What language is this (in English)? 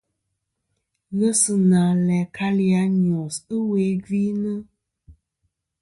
Kom